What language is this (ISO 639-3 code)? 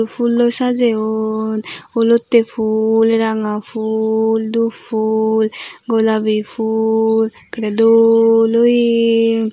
ccp